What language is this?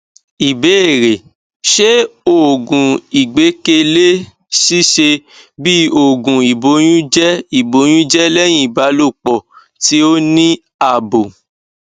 Yoruba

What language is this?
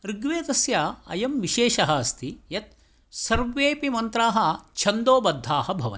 Sanskrit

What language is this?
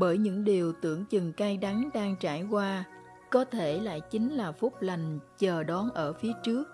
Vietnamese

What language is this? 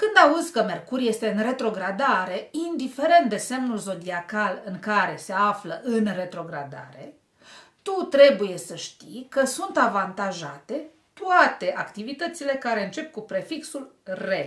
Romanian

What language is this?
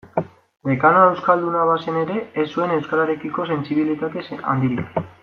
Basque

